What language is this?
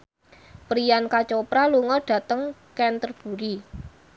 Javanese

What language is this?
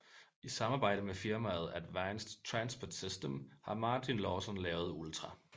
Danish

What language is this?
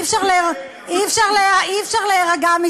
Hebrew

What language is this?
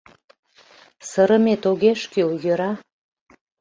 Mari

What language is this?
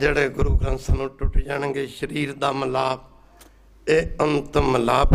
Arabic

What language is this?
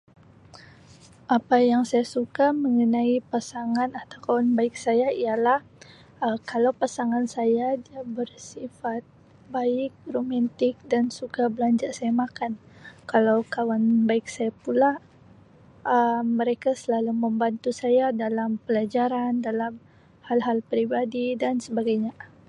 Sabah Malay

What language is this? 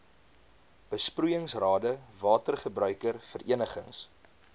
Afrikaans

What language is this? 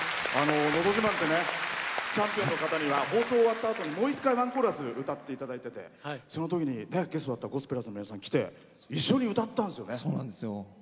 Japanese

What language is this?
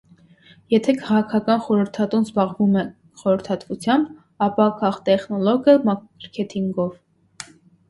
Armenian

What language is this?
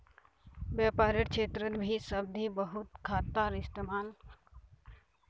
Magahi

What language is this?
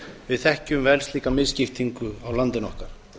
Icelandic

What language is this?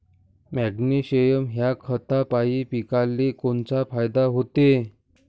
Marathi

